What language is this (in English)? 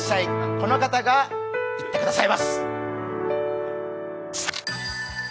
Japanese